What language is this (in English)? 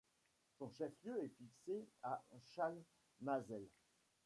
French